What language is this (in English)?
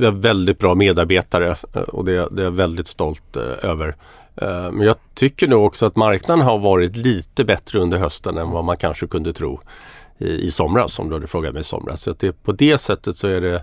Swedish